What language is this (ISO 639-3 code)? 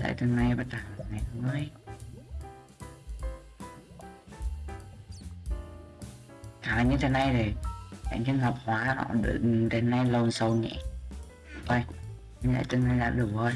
vie